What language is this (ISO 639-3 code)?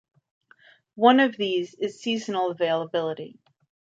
eng